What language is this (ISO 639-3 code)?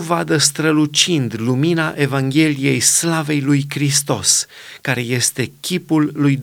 ron